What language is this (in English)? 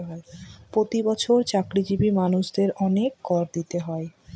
Bangla